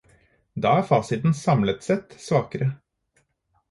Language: Norwegian Bokmål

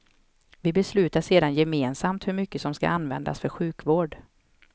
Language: Swedish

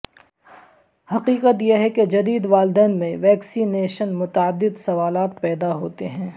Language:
Urdu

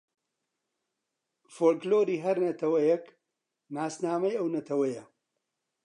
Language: Central Kurdish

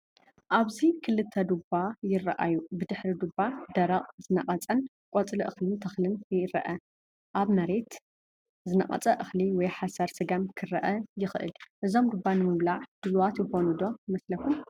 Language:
Tigrinya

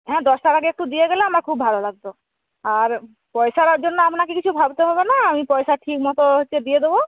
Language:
Bangla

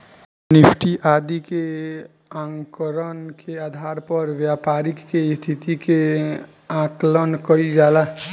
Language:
Bhojpuri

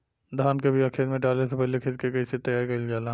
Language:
Bhojpuri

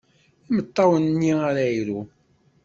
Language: Kabyle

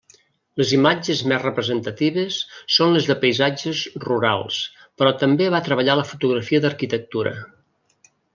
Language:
Catalan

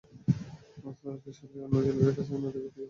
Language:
Bangla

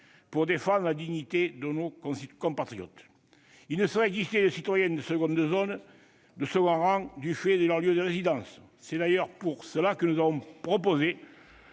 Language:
French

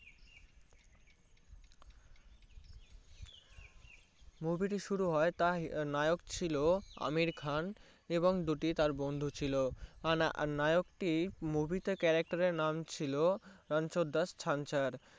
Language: Bangla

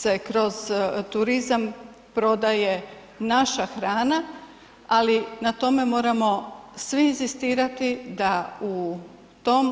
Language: Croatian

